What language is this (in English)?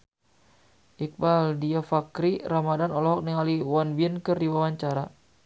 Sundanese